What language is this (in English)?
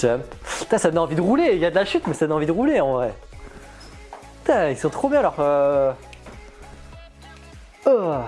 French